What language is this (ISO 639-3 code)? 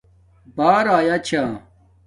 dmk